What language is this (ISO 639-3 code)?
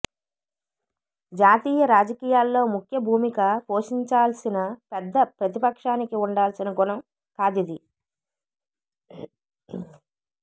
tel